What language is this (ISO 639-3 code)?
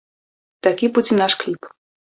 bel